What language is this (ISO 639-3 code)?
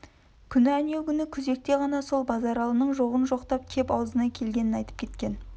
kaz